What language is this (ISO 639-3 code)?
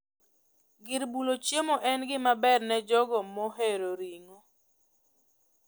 luo